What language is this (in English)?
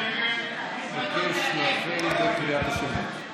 Hebrew